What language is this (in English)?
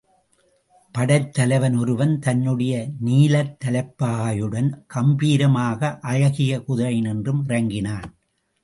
Tamil